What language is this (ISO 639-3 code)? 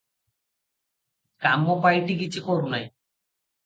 ori